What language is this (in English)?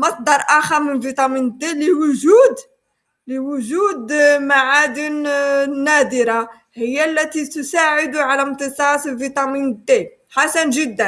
Arabic